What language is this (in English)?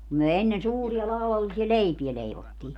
Finnish